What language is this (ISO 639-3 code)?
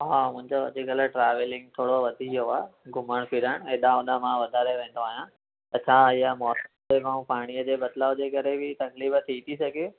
snd